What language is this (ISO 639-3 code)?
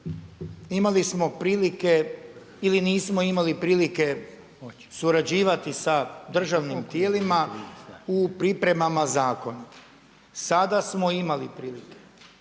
hrv